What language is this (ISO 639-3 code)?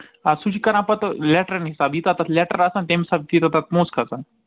kas